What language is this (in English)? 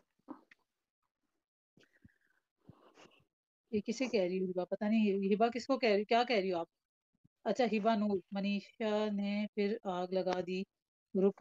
Hindi